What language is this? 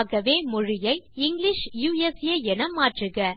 Tamil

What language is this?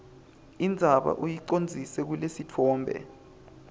Swati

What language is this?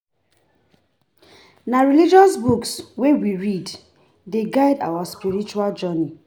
Nigerian Pidgin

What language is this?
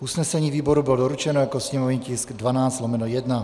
Czech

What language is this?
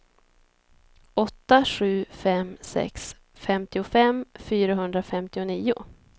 Swedish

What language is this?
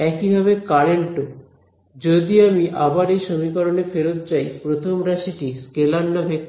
Bangla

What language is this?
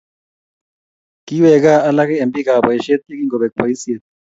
Kalenjin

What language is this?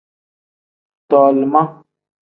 Tem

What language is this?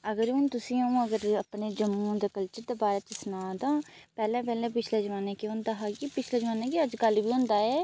Dogri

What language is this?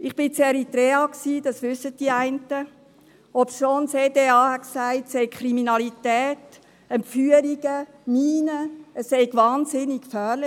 Swiss German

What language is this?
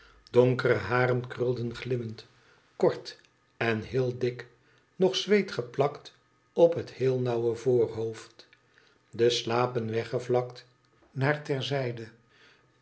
Dutch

